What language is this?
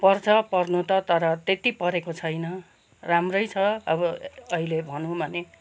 Nepali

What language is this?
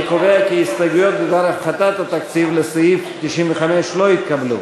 Hebrew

